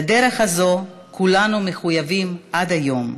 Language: Hebrew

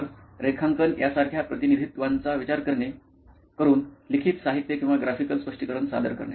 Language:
Marathi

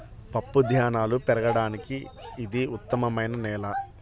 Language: Telugu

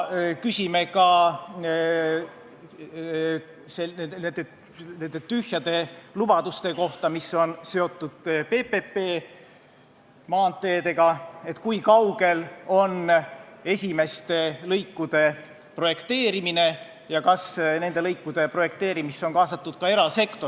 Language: Estonian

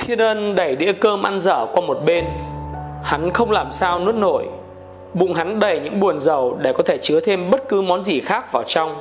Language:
Vietnamese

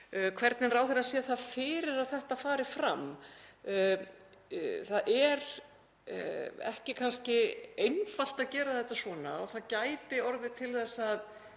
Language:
Icelandic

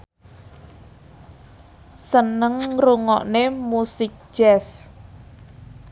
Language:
Javanese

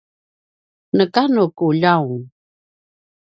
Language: Paiwan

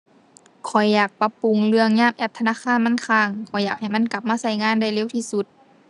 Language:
Thai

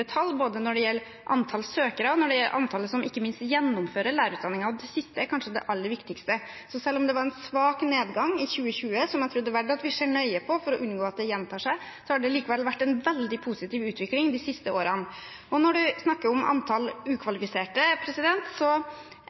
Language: Norwegian Bokmål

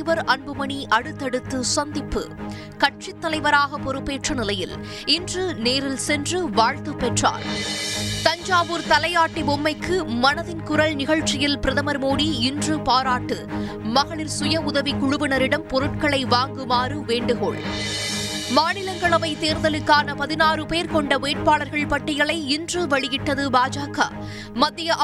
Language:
Tamil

